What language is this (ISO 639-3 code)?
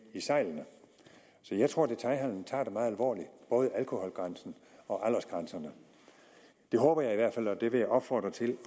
dan